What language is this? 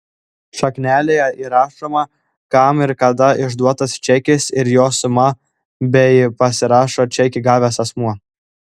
Lithuanian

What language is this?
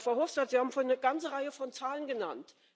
German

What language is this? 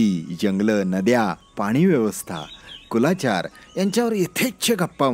Marathi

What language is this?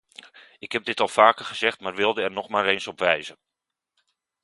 Dutch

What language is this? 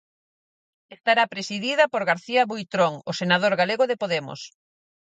Galician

